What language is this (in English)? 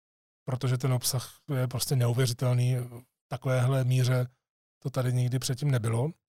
Czech